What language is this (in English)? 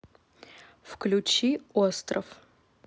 Russian